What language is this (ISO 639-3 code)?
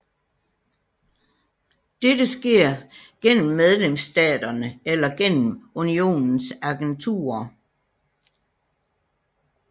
dan